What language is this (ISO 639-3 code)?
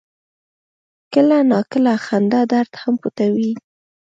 pus